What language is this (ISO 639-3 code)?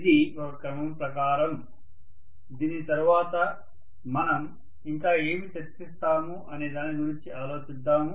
tel